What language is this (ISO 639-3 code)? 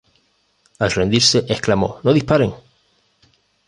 spa